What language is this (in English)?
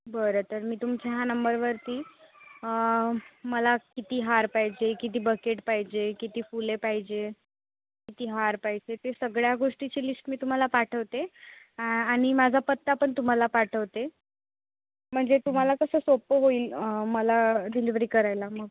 Marathi